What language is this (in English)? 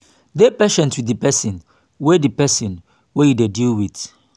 Nigerian Pidgin